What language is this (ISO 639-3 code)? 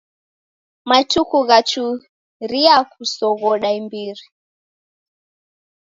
dav